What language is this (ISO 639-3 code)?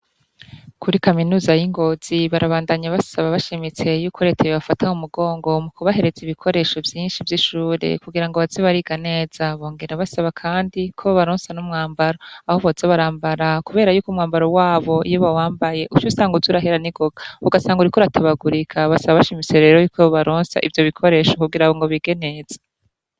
run